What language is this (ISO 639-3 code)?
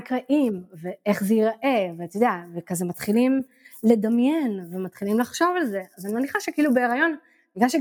heb